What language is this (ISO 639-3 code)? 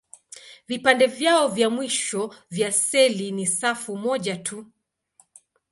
swa